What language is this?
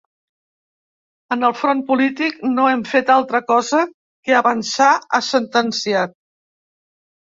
Catalan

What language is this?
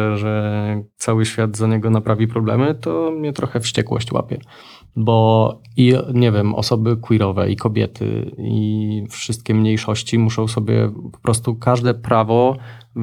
Polish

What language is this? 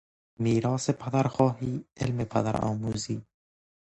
Persian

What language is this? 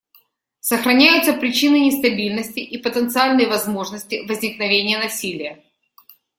Russian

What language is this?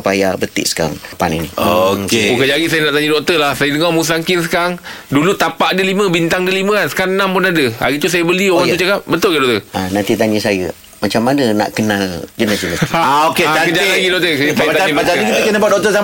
Malay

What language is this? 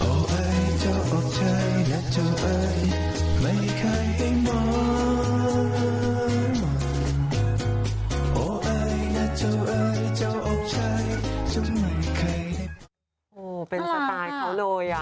Thai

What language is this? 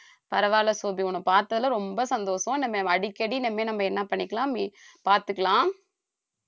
Tamil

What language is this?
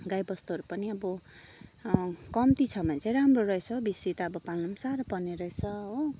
Nepali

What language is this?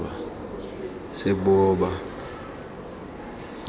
Tswana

